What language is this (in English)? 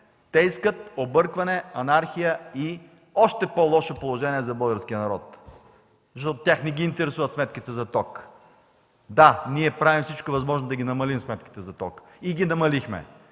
Bulgarian